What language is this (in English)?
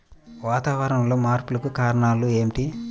Telugu